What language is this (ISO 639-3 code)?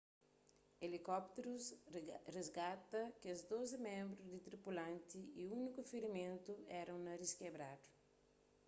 kea